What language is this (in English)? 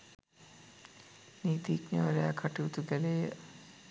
Sinhala